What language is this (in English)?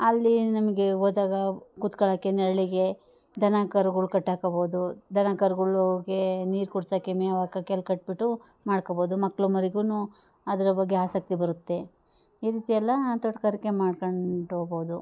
Kannada